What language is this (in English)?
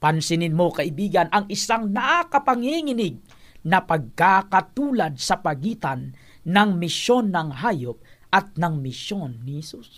Filipino